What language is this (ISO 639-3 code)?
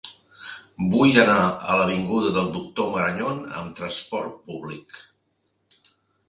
cat